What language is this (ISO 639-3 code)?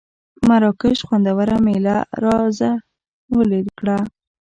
pus